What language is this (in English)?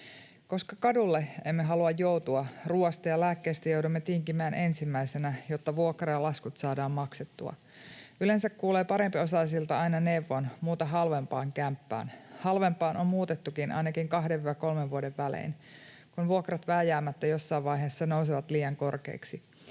Finnish